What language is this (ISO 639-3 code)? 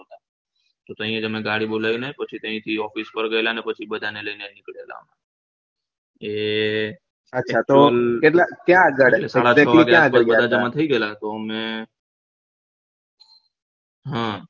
guj